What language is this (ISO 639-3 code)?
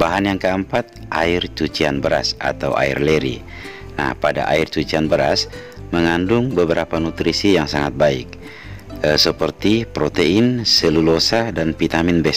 ind